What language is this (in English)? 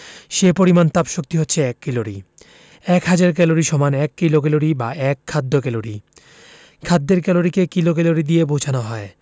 Bangla